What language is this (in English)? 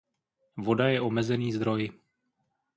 Czech